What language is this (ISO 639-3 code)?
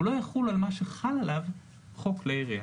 heb